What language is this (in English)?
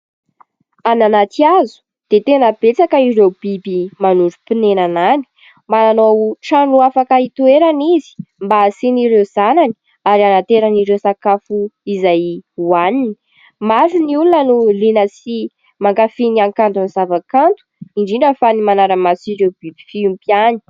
Malagasy